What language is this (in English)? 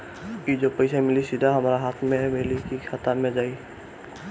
Bhojpuri